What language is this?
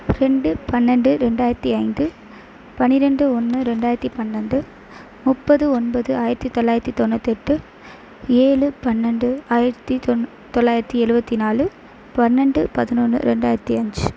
Tamil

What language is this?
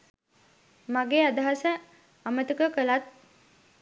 Sinhala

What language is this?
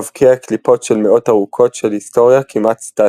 Hebrew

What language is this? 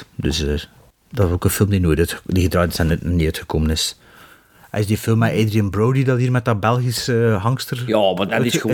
Dutch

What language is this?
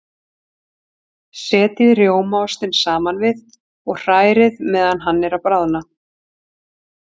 Icelandic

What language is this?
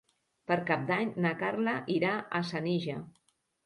Catalan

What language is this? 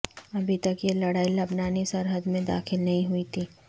Urdu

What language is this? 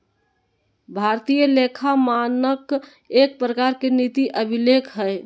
Magahi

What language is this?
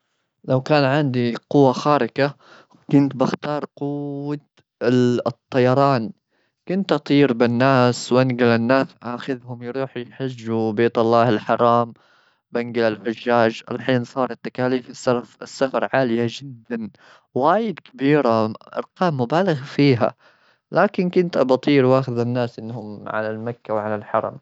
Gulf Arabic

